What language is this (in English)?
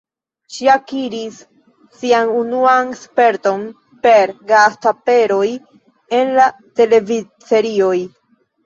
Esperanto